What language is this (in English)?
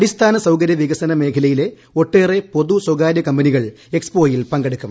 Malayalam